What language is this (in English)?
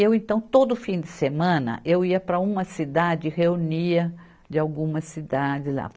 Portuguese